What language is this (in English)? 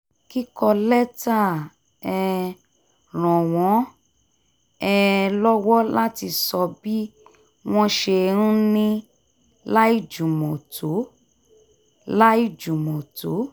Yoruba